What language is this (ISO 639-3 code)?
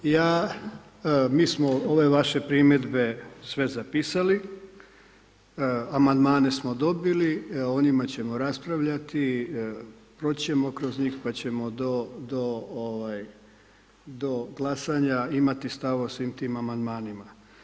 hrv